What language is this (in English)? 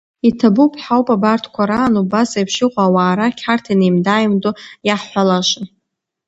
Abkhazian